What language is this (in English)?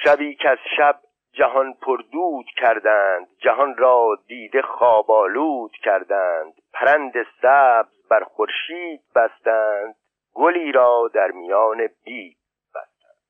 Persian